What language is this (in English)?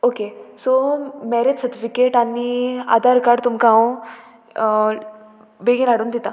Konkani